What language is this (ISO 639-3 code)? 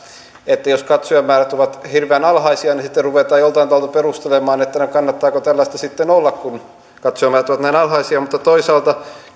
fin